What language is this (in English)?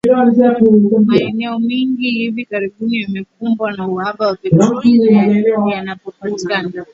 Swahili